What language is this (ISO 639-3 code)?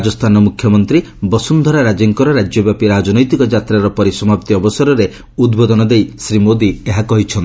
ori